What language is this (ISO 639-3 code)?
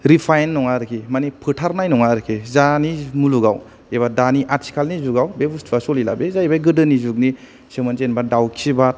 brx